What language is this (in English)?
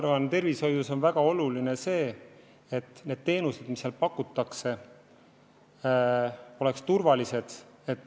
Estonian